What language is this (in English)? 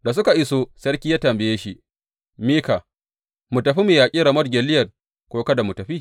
Hausa